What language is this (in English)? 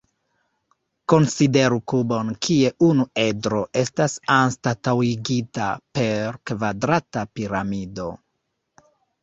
Esperanto